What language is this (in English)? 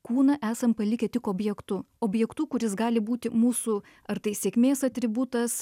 Lithuanian